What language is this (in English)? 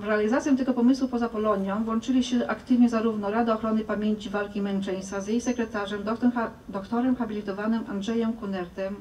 Polish